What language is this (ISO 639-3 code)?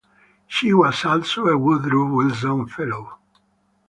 eng